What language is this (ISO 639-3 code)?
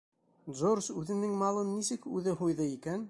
bak